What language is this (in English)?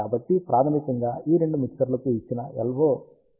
Telugu